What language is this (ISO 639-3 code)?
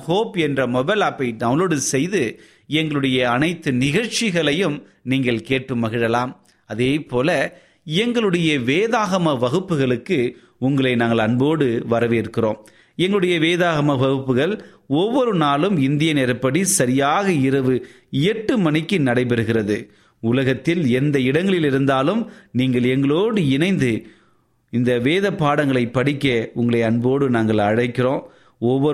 tam